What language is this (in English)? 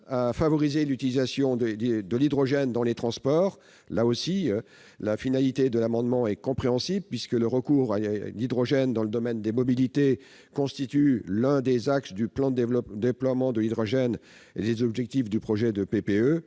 French